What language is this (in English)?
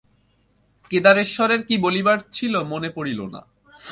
Bangla